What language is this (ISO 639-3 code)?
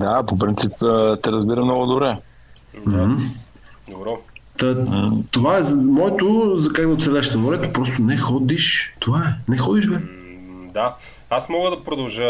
bul